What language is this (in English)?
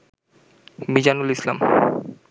Bangla